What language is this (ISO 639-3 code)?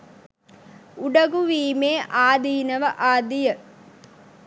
sin